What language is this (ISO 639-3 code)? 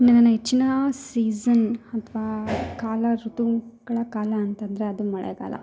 kan